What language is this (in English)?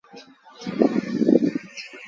Sindhi Bhil